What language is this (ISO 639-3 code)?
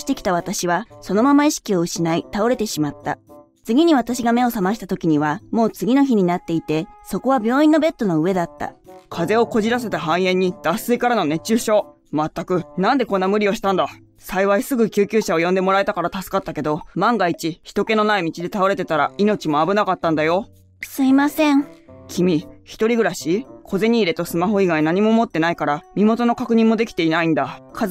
jpn